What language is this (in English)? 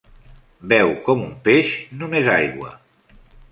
Catalan